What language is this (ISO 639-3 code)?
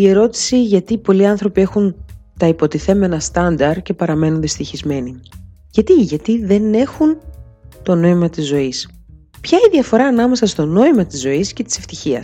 ell